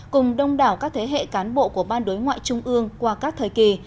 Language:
Vietnamese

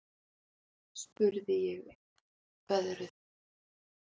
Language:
Icelandic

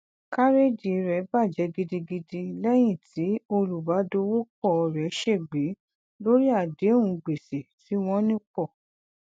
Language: Yoruba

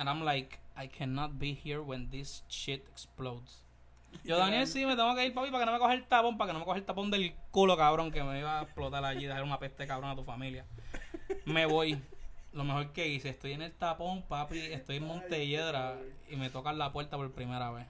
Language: Spanish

